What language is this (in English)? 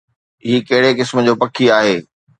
Sindhi